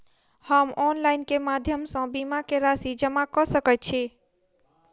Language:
Maithili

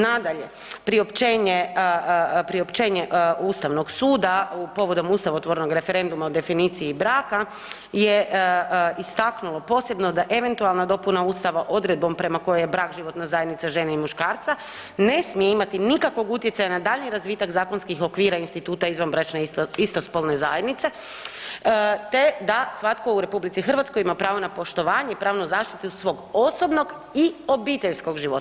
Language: Croatian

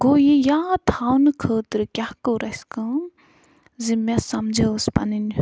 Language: Kashmiri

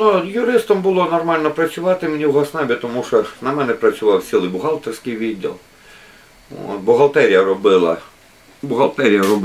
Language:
Ukrainian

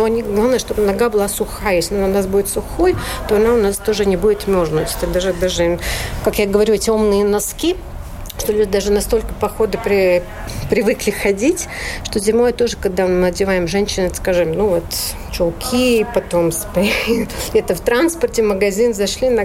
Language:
Russian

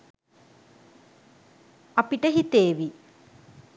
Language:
Sinhala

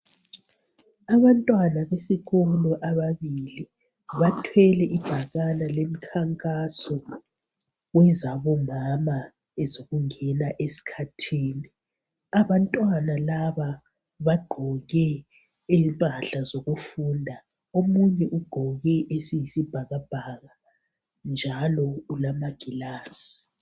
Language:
North Ndebele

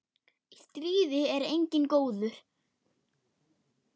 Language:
Icelandic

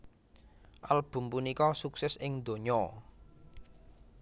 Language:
Javanese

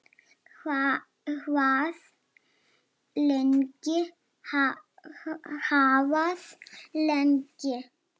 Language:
Icelandic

